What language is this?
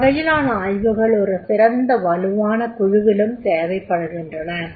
Tamil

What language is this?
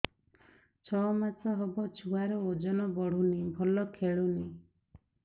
Odia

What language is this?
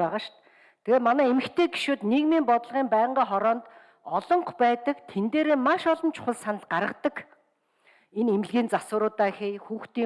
German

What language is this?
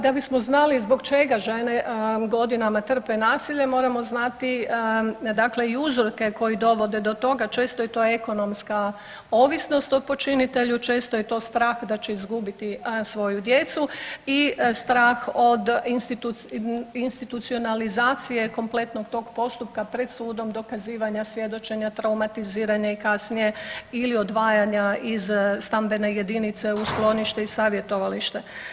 Croatian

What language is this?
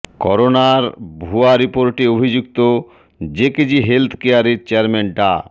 Bangla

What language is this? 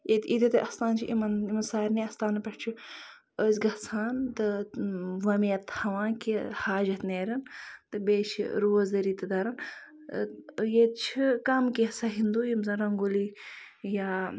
Kashmiri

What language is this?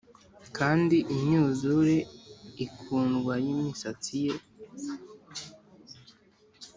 Kinyarwanda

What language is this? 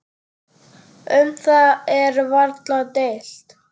Icelandic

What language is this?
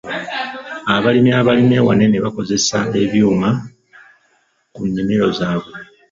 Ganda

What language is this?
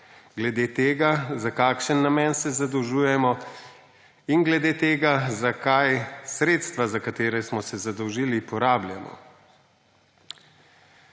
Slovenian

